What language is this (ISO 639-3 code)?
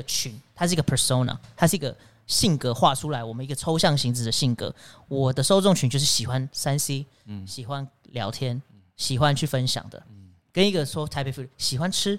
zho